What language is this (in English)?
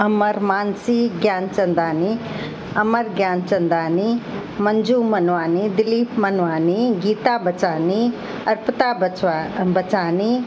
Sindhi